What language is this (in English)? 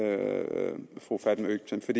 Danish